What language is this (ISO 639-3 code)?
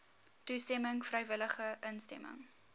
afr